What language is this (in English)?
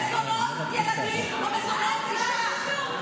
Hebrew